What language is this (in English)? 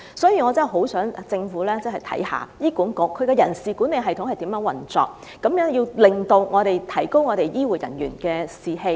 Cantonese